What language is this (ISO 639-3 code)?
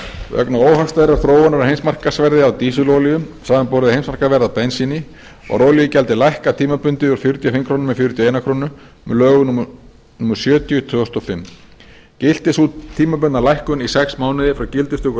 isl